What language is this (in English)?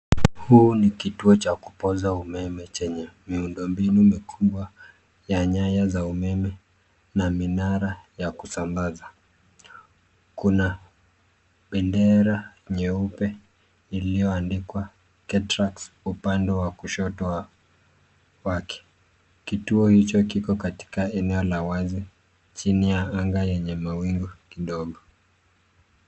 Swahili